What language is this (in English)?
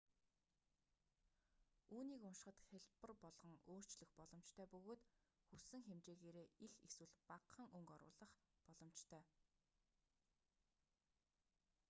Mongolian